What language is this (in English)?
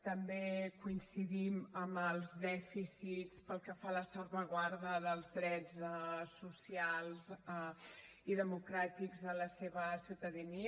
Catalan